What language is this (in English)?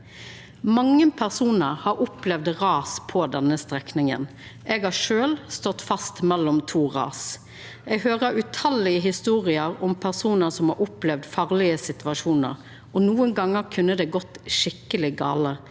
Norwegian